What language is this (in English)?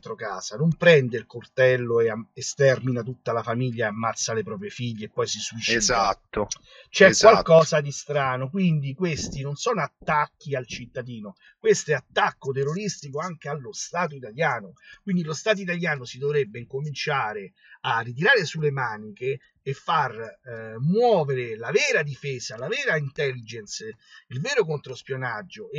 Italian